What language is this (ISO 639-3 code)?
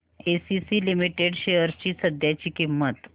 mar